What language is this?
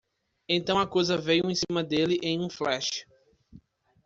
Portuguese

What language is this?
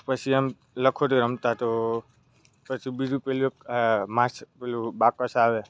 Gujarati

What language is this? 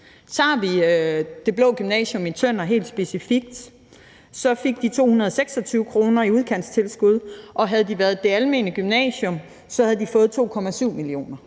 Danish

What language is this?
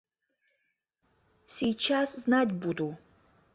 Mari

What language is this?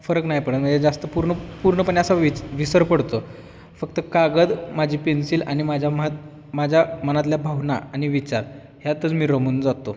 Marathi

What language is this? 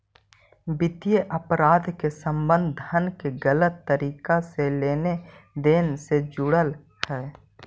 Magahi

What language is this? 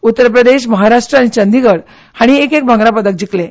Konkani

